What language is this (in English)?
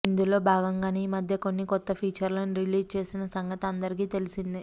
Telugu